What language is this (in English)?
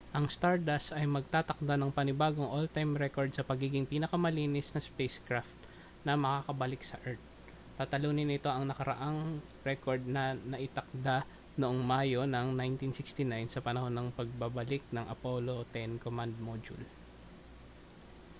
Filipino